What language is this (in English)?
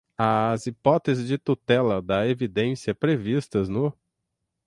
Portuguese